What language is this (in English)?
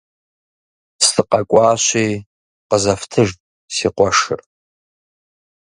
Kabardian